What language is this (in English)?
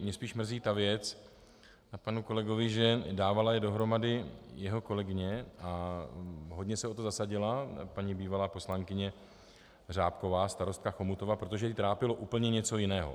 Czech